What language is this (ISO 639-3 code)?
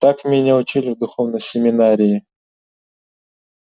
rus